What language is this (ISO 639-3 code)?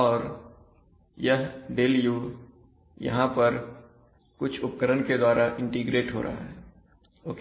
hin